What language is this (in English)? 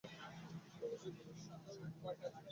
Bangla